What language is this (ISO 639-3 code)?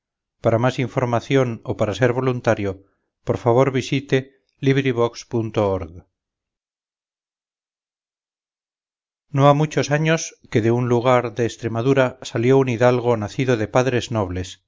spa